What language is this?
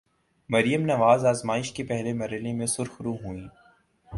Urdu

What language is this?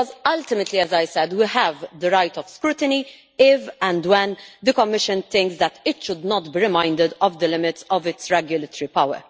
English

